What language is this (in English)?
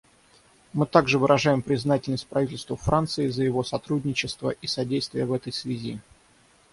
Russian